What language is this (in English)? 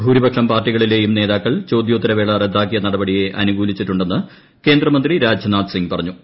Malayalam